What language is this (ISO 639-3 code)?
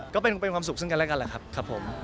tha